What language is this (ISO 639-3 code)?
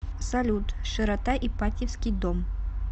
rus